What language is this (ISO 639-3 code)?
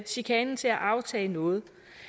dan